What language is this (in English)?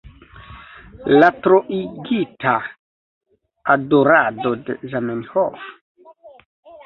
Esperanto